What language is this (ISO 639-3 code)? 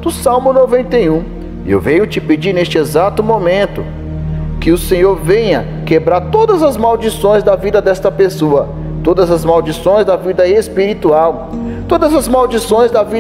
por